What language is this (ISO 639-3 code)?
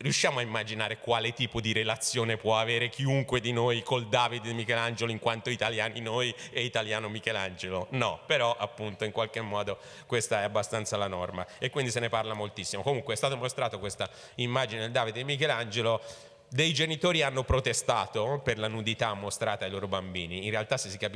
ita